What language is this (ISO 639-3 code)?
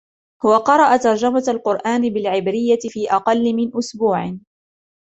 ara